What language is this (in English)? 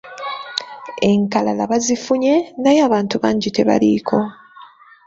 Ganda